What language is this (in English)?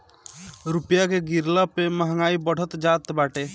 Bhojpuri